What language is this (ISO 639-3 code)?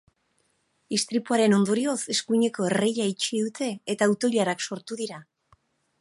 eus